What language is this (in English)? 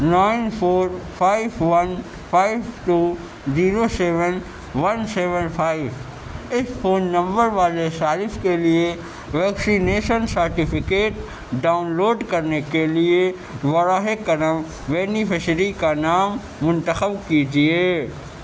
Urdu